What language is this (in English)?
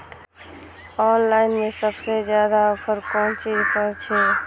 Maithili